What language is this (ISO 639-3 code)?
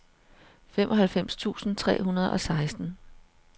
dan